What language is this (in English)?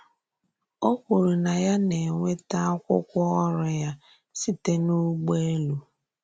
Igbo